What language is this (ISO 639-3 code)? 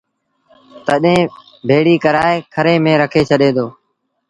sbn